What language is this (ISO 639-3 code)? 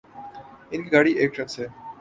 urd